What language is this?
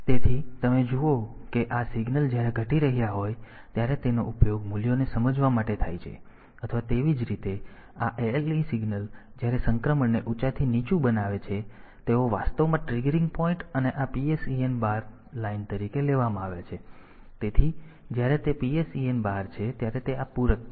Gujarati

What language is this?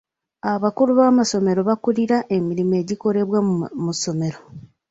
Ganda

